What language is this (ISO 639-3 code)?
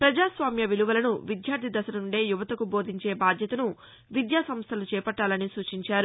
tel